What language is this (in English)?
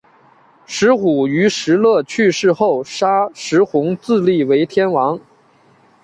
Chinese